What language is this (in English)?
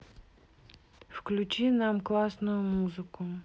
Russian